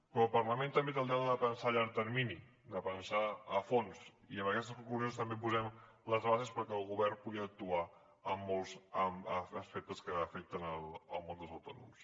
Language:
Catalan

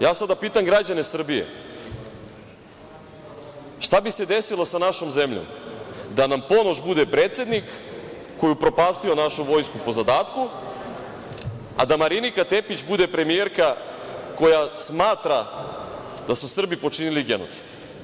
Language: Serbian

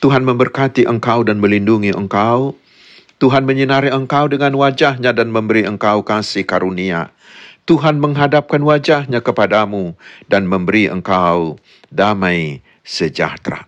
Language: Indonesian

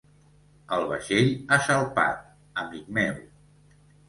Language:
Catalan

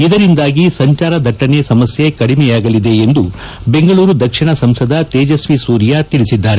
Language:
Kannada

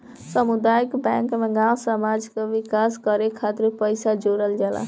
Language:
Bhojpuri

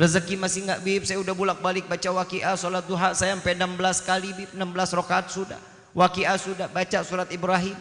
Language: Indonesian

